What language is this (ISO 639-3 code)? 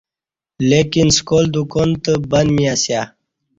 bsh